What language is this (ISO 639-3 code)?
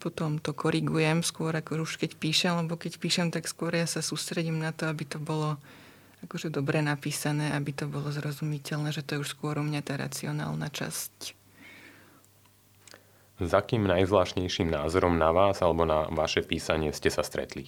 slk